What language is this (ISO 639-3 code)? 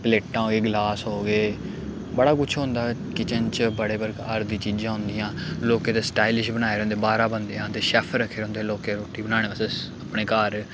doi